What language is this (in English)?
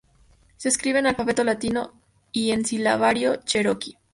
Spanish